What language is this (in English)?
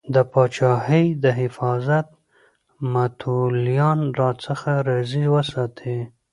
Pashto